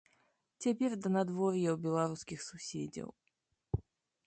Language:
Belarusian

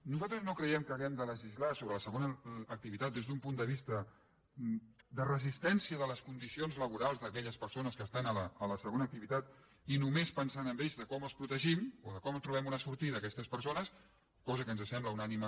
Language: Catalan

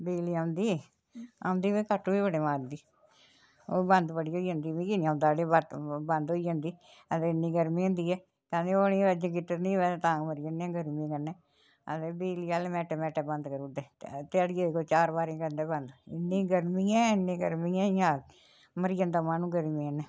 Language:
Dogri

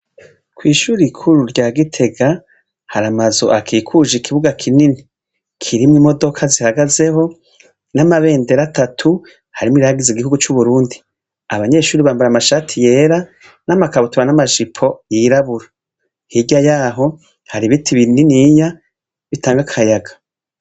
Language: Rundi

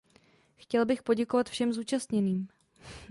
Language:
Czech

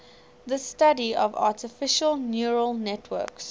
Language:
English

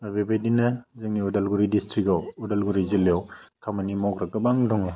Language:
Bodo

